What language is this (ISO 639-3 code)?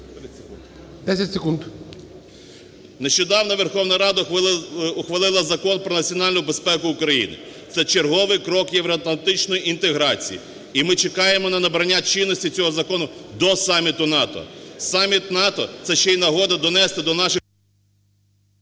ukr